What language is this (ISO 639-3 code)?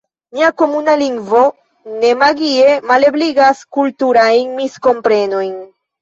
epo